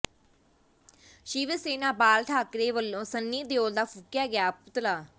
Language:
Punjabi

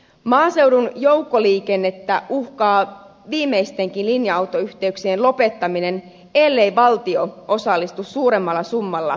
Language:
Finnish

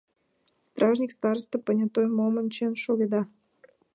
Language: Mari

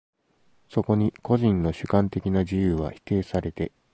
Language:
Japanese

